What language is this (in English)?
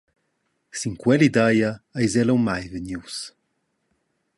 Romansh